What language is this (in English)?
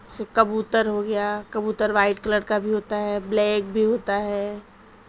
Urdu